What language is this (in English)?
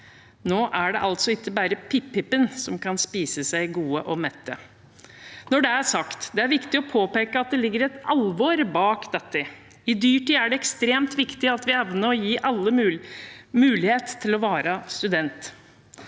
Norwegian